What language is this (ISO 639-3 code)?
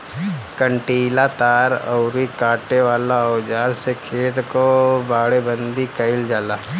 bho